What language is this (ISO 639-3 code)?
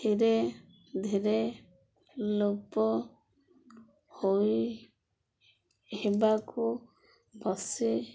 ori